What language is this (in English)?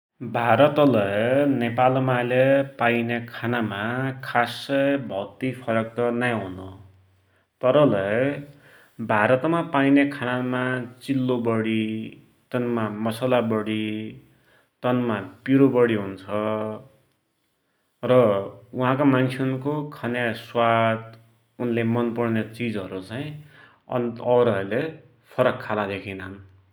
Dotyali